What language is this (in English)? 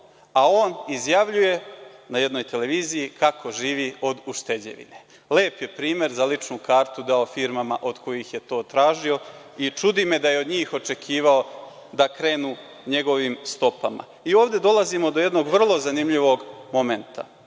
Serbian